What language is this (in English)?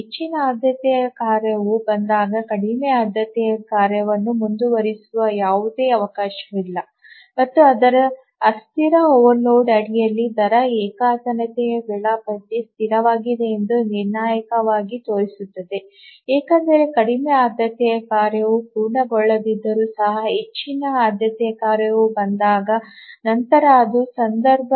Kannada